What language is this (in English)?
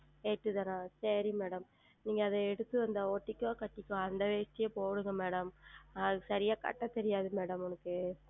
Tamil